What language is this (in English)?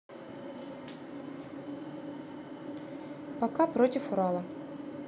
Russian